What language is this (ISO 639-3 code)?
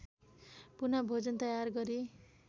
nep